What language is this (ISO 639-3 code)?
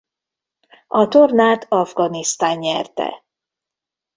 hun